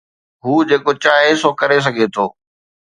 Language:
Sindhi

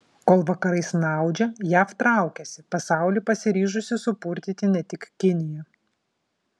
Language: Lithuanian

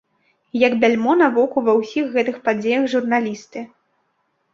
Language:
Belarusian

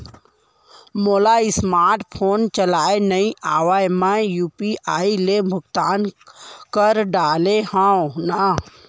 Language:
Chhattisgarhi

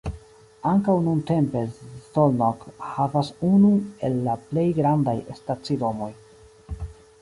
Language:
Esperanto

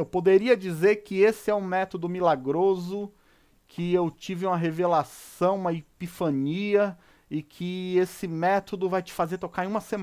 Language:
Portuguese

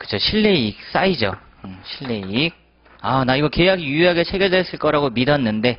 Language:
Korean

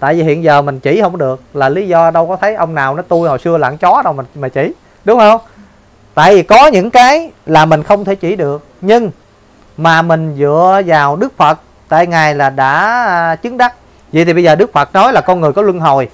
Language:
Vietnamese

